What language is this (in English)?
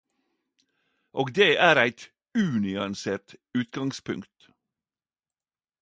Norwegian Nynorsk